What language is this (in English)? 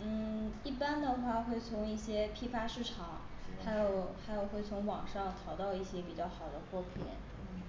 Chinese